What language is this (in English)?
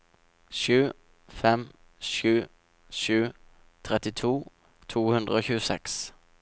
Norwegian